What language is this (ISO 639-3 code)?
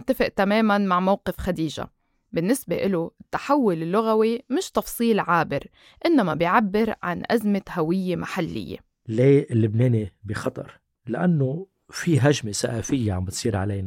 ara